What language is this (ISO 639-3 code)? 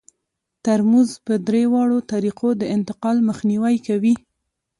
pus